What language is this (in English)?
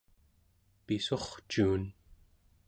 Central Yupik